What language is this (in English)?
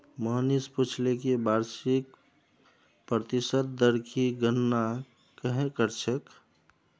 Magahi